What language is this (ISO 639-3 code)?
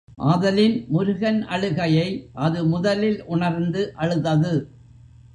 tam